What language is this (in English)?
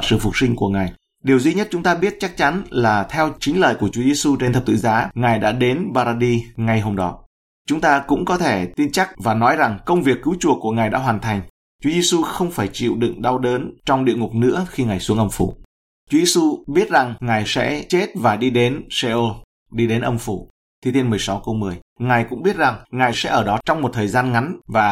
Vietnamese